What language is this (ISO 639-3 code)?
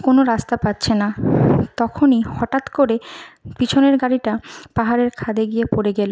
ben